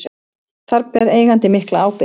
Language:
Icelandic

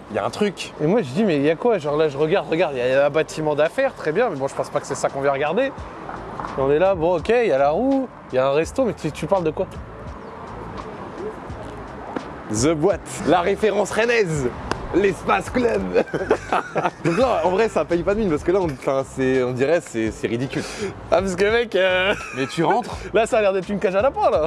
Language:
French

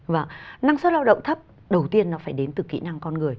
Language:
Vietnamese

